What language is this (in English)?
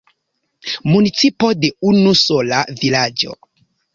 Esperanto